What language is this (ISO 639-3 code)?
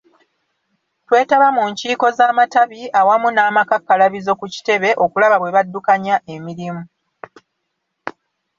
lug